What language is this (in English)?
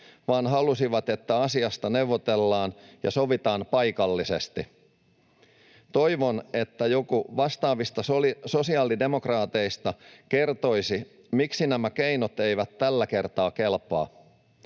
Finnish